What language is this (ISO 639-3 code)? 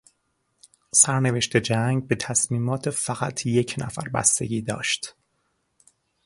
fas